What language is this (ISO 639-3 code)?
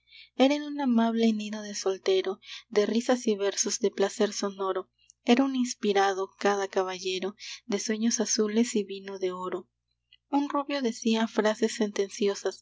spa